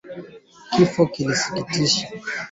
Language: Swahili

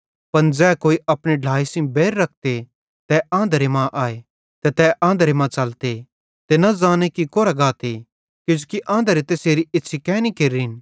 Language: Bhadrawahi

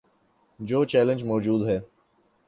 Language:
Urdu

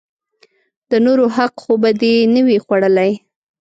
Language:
Pashto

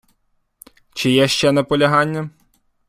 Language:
Ukrainian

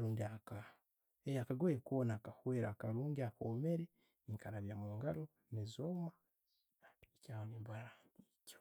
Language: Tooro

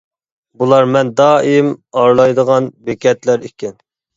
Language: Uyghur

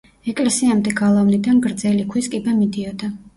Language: Georgian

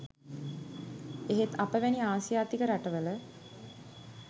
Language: Sinhala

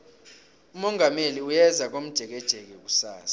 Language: South Ndebele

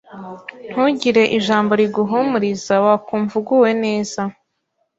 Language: Kinyarwanda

